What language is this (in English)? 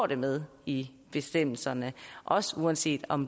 Danish